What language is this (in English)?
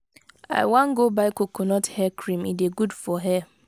Nigerian Pidgin